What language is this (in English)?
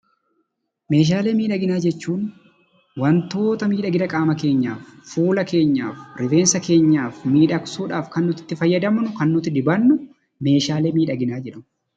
Oromo